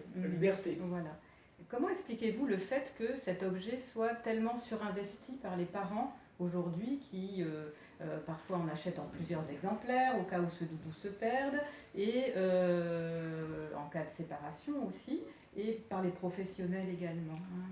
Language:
French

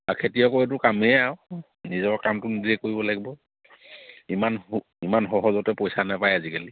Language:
Assamese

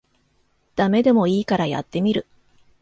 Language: Japanese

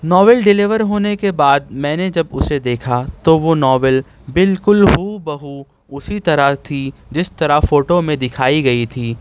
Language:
Urdu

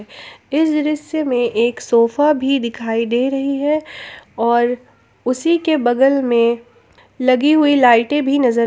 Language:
Hindi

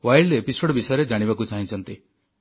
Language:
Odia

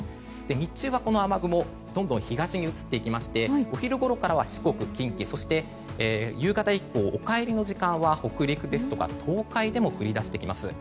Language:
Japanese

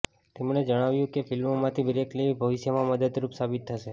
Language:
Gujarati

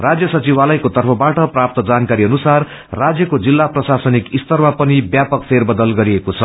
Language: Nepali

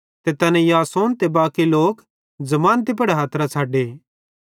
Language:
Bhadrawahi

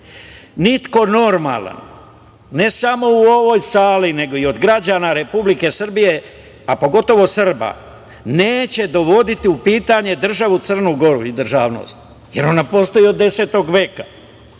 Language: Serbian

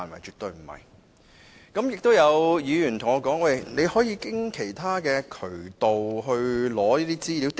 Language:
Cantonese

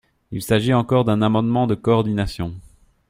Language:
French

